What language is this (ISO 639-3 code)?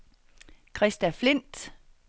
dan